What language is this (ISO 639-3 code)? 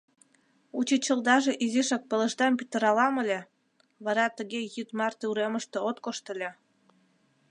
chm